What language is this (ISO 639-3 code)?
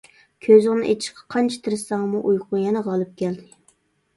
uig